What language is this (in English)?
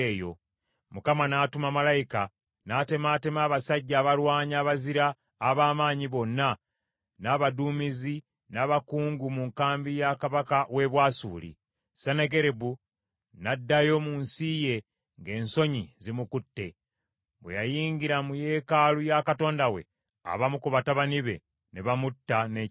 Ganda